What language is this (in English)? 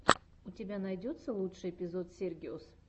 Russian